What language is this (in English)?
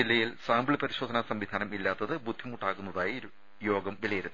Malayalam